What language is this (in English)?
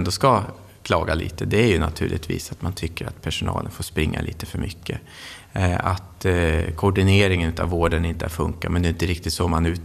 Swedish